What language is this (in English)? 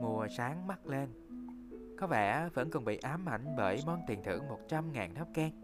Vietnamese